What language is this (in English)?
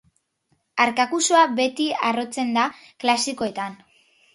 Basque